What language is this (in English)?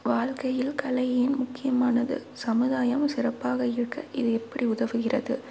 Tamil